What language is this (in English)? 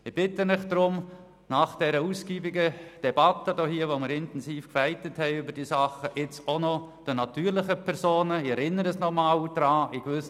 Swiss German